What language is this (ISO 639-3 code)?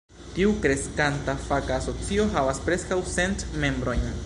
epo